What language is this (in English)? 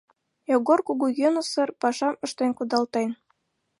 Mari